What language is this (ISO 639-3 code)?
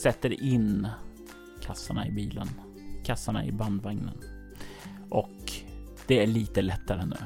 swe